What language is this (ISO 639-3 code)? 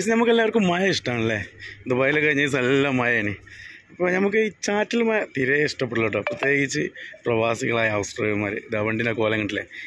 mal